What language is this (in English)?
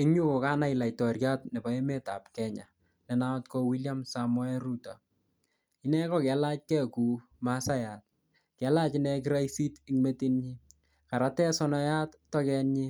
Kalenjin